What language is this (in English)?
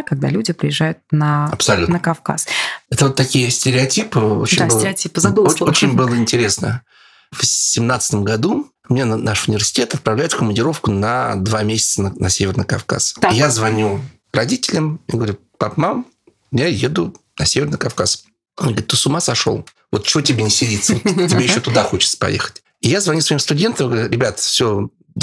Russian